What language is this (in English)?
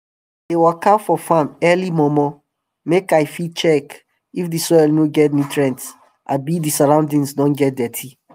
Nigerian Pidgin